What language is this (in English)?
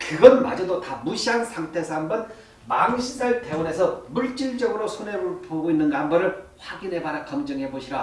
Korean